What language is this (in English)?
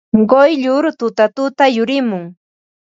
Ambo-Pasco Quechua